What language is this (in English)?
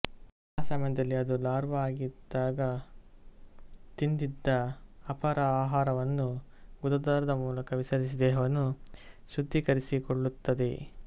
Kannada